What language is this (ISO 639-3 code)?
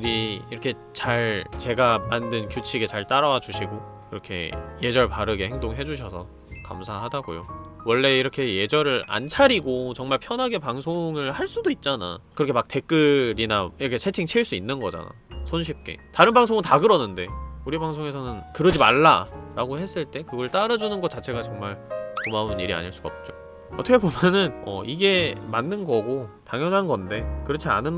kor